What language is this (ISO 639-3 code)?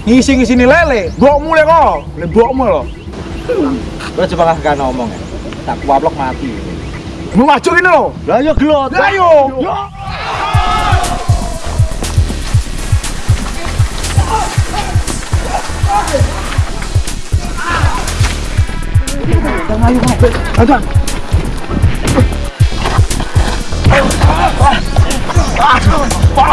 ind